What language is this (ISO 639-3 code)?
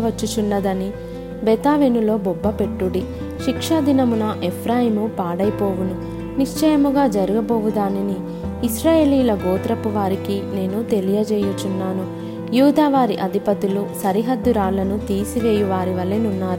tel